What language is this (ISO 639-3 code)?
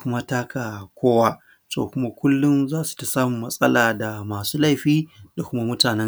hau